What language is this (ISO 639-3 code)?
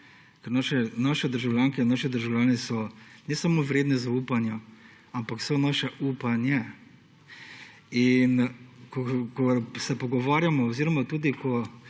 slv